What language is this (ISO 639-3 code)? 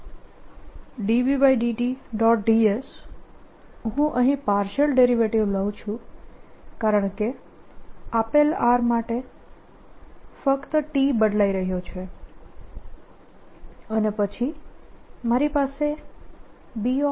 guj